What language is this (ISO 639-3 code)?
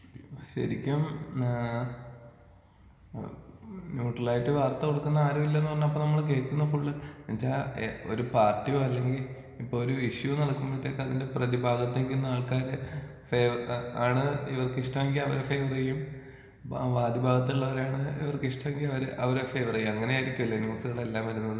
mal